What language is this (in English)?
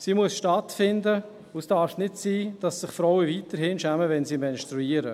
Swiss German